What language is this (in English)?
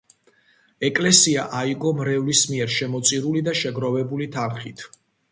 Georgian